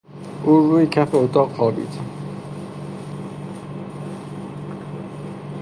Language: Persian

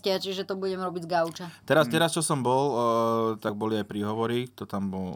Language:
Slovak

